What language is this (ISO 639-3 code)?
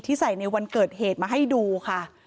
tha